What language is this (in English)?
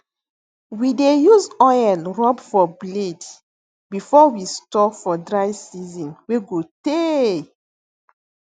Nigerian Pidgin